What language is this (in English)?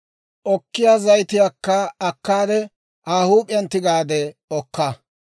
Dawro